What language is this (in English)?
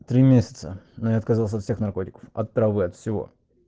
Russian